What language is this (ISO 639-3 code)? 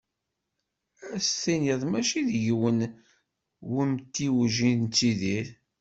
kab